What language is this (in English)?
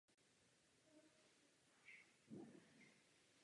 Czech